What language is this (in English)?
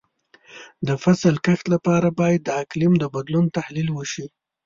Pashto